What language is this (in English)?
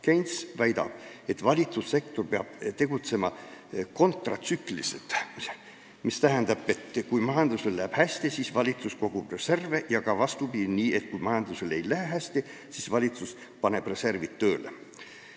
Estonian